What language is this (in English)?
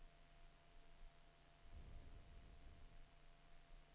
Swedish